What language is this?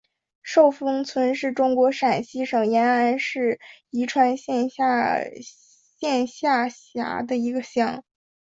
Chinese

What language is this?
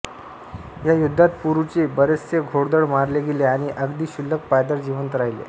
Marathi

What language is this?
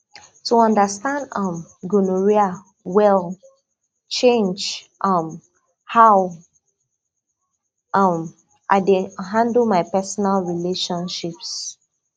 Nigerian Pidgin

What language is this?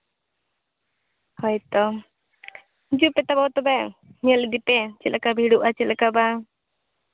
Santali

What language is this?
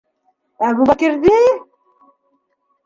Bashkir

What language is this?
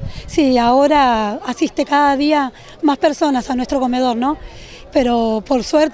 Spanish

